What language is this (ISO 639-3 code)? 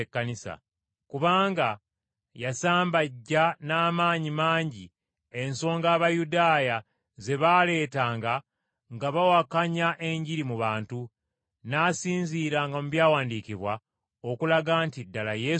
lug